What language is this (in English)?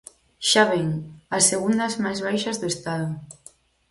Galician